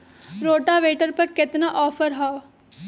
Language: Magahi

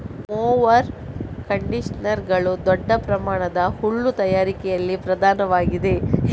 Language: Kannada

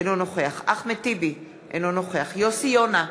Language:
Hebrew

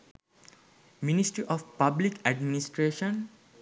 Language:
Sinhala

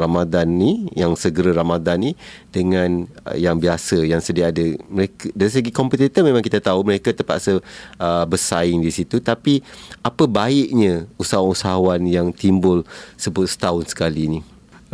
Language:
Malay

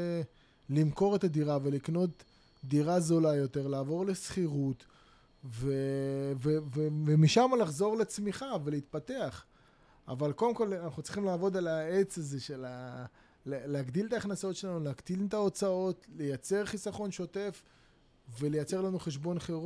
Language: Hebrew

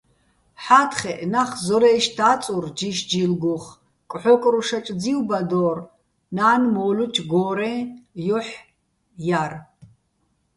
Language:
Bats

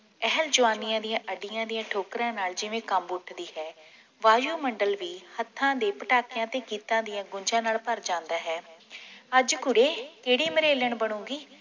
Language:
Punjabi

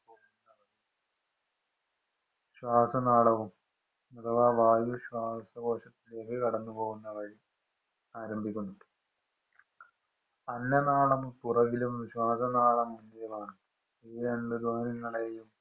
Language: Malayalam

